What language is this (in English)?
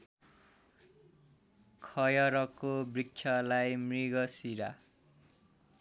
Nepali